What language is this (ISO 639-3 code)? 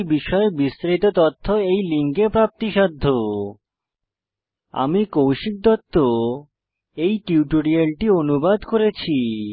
ben